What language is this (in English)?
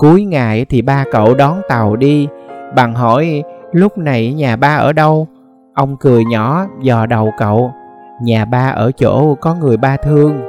Vietnamese